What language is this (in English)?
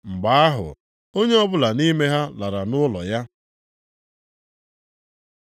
Igbo